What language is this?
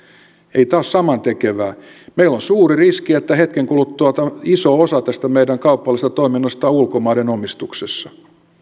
Finnish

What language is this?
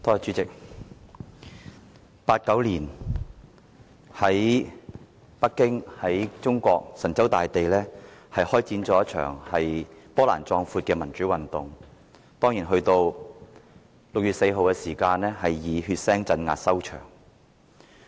Cantonese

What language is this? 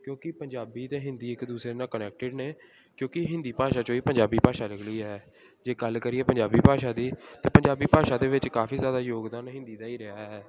Punjabi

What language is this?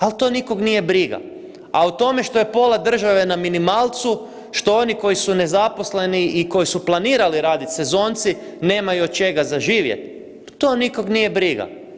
Croatian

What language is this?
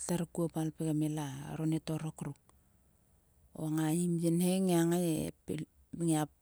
Sulka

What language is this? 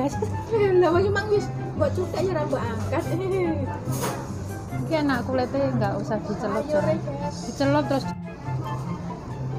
Indonesian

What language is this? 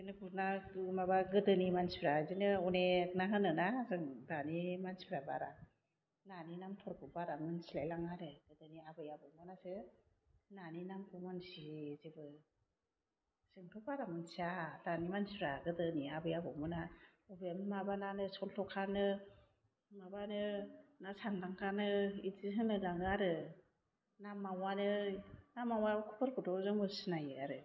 Bodo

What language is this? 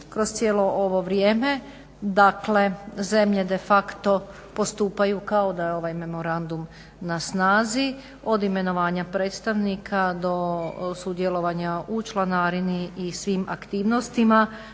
Croatian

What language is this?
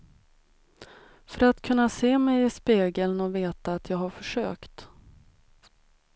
Swedish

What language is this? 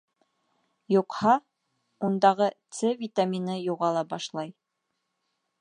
Bashkir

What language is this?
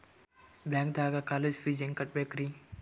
Kannada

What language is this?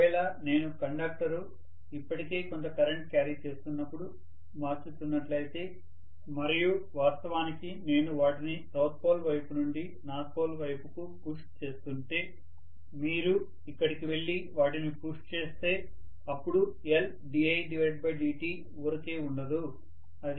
Telugu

